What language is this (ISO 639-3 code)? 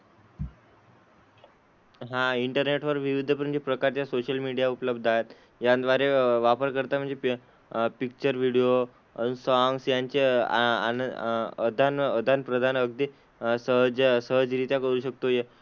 mar